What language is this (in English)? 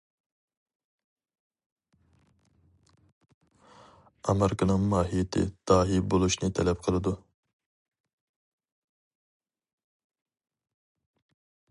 Uyghur